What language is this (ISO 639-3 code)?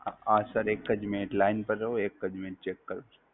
guj